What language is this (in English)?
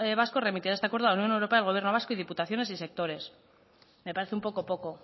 Spanish